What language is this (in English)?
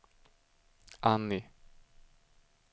Swedish